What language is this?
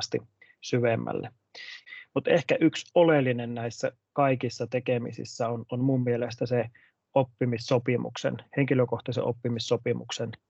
Finnish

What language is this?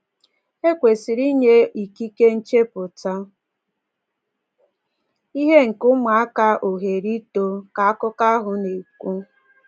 Igbo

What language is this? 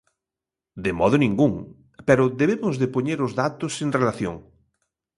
Galician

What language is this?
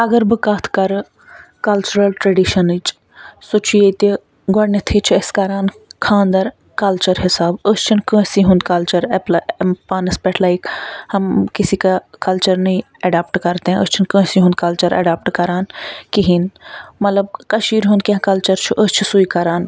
Kashmiri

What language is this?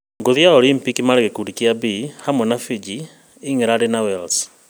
Kikuyu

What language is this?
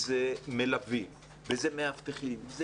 Hebrew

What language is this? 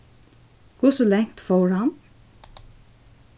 Faroese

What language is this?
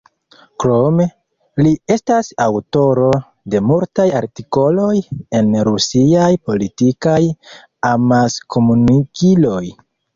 Esperanto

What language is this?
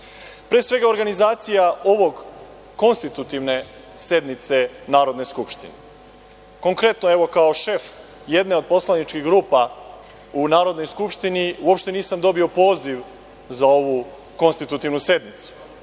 Serbian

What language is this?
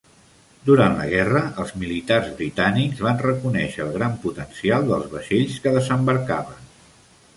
Catalan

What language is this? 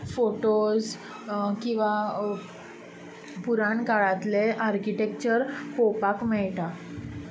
Konkani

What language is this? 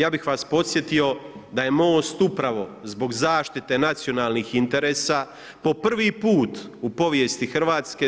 Croatian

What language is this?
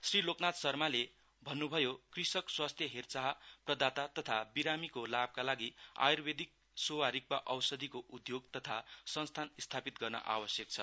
Nepali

